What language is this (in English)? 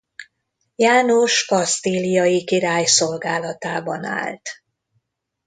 Hungarian